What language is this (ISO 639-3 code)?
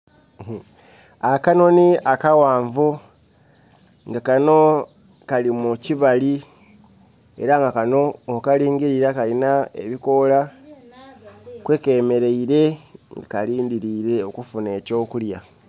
xog